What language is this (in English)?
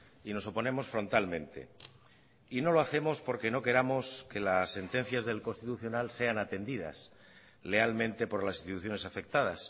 Spanish